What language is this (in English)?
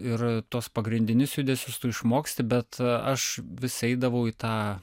Lithuanian